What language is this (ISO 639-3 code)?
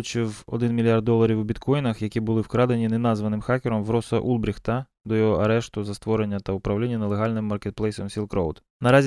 ukr